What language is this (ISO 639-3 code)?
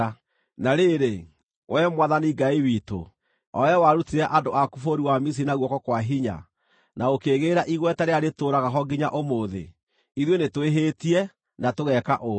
kik